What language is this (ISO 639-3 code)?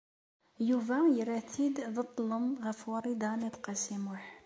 kab